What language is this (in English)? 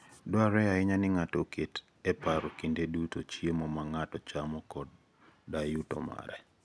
Luo (Kenya and Tanzania)